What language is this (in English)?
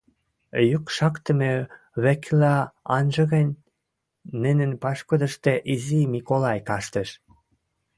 Western Mari